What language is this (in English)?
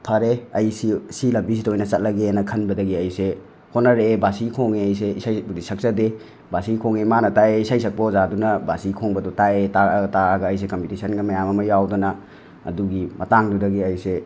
Manipuri